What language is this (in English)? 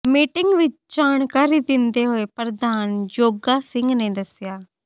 Punjabi